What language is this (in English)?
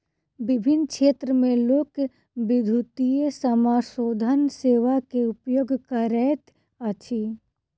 Maithili